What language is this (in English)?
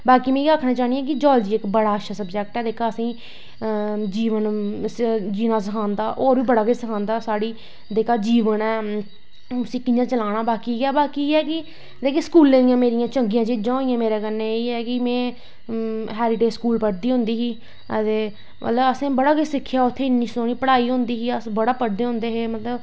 Dogri